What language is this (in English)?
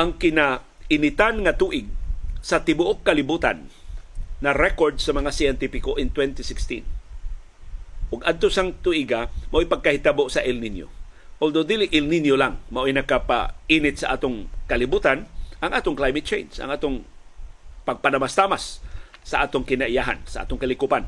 Filipino